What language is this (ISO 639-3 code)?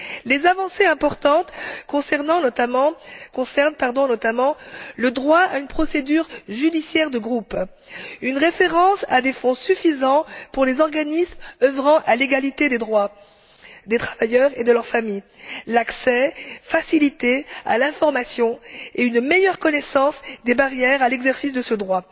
fra